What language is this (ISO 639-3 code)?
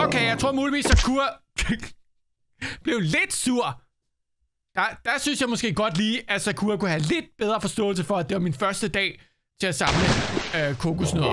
dan